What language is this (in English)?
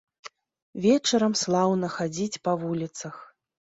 Belarusian